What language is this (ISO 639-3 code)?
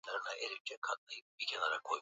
swa